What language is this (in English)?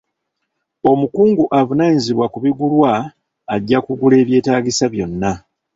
Ganda